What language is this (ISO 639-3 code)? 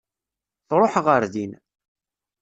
kab